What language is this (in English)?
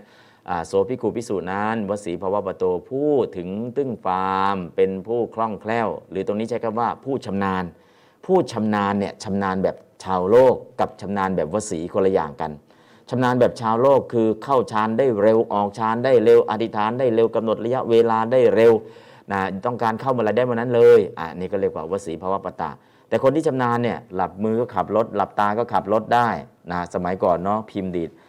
Thai